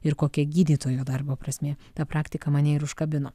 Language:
Lithuanian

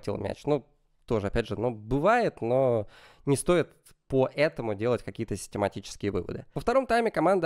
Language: Russian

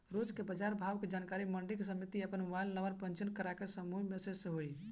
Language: Bhojpuri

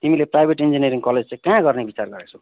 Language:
Nepali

